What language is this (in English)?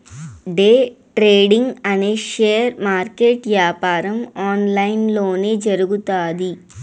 Telugu